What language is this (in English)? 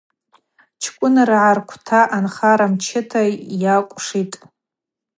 Abaza